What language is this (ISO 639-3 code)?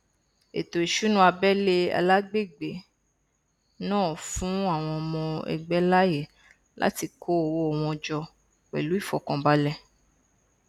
yor